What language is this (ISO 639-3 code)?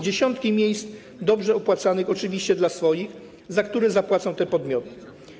pol